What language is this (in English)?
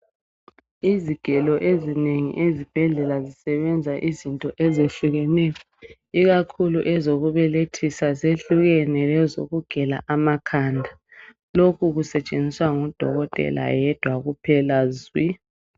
North Ndebele